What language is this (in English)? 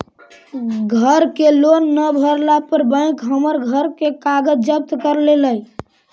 Magahi